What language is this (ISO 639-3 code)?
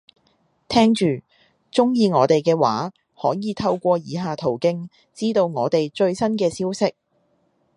yue